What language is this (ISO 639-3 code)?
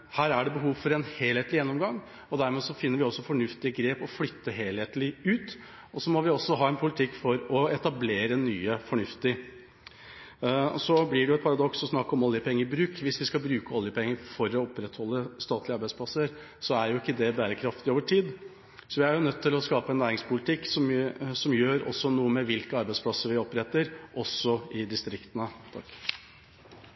nob